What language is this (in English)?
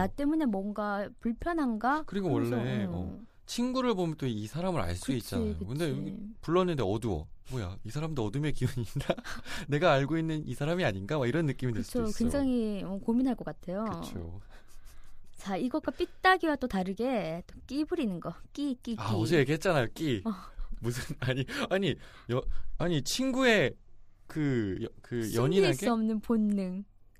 Korean